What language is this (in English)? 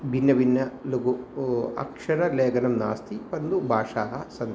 Sanskrit